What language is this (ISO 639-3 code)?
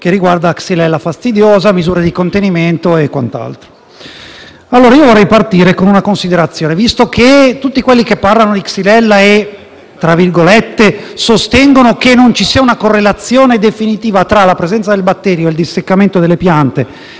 ita